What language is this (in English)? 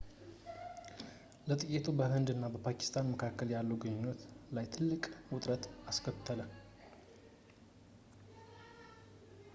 Amharic